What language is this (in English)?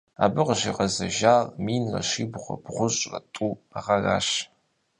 Kabardian